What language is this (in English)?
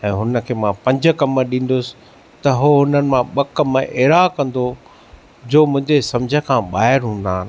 Sindhi